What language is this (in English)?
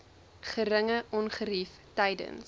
Afrikaans